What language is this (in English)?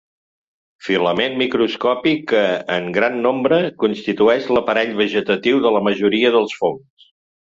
Catalan